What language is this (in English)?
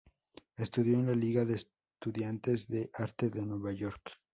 Spanish